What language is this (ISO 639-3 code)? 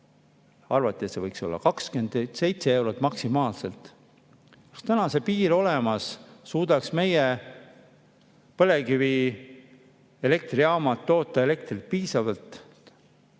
est